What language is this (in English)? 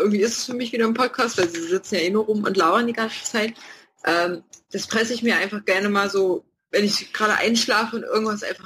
German